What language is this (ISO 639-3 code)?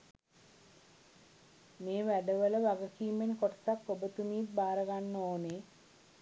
sin